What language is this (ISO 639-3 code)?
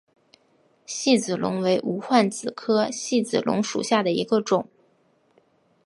zho